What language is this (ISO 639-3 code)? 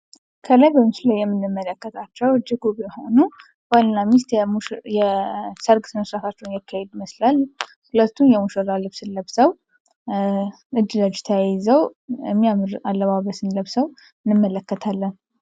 amh